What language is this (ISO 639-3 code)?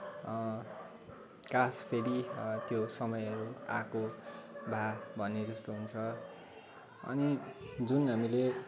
nep